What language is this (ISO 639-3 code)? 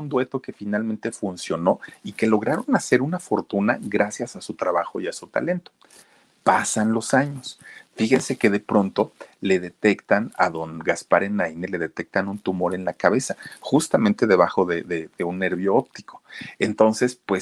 spa